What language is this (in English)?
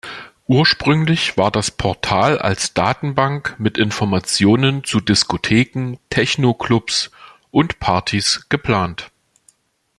German